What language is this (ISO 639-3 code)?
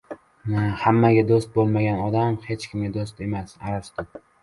uzb